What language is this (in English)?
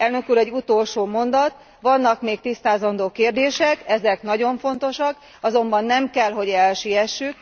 Hungarian